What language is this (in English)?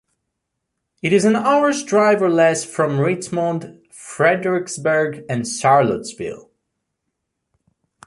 English